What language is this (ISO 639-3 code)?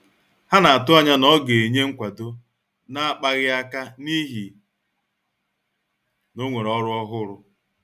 ibo